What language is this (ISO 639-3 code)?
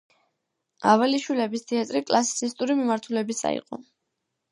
kat